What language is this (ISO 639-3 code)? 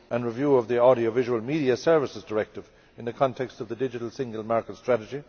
eng